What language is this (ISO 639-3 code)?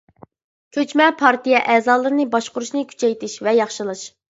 uig